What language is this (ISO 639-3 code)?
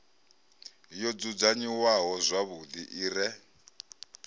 ven